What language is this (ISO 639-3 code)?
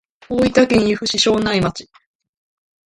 jpn